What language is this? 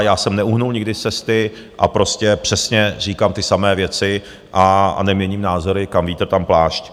Czech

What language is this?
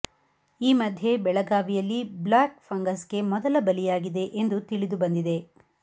Kannada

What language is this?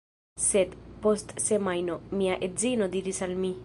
Esperanto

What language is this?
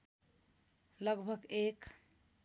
Nepali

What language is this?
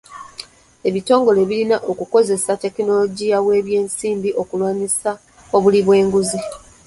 Ganda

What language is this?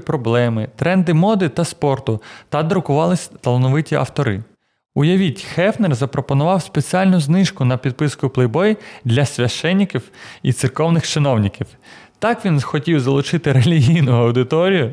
Ukrainian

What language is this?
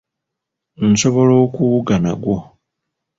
Ganda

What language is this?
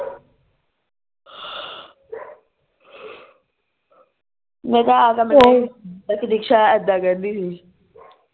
Punjabi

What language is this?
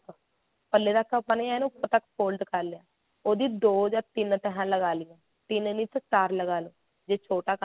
Punjabi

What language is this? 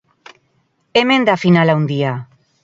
Basque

